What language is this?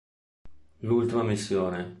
Italian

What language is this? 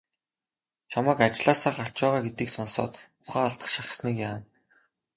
Mongolian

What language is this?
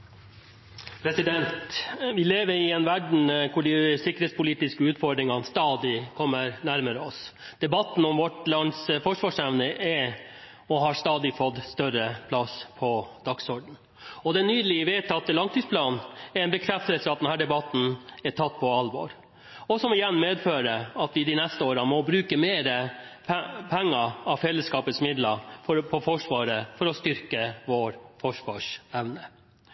Norwegian Bokmål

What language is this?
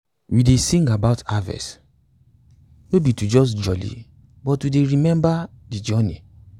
Nigerian Pidgin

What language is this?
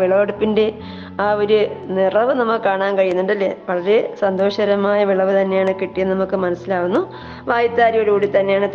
Malayalam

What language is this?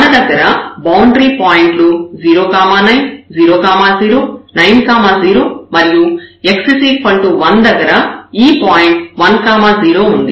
Telugu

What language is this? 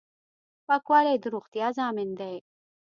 Pashto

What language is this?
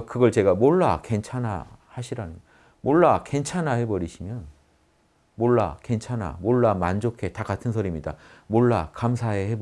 Korean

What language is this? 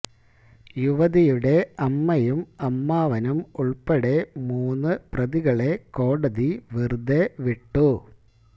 Malayalam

